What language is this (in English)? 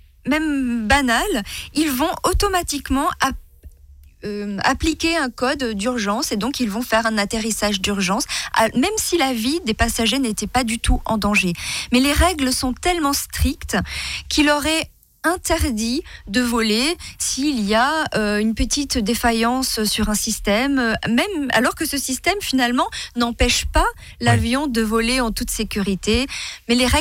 French